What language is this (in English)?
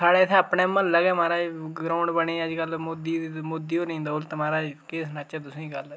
Dogri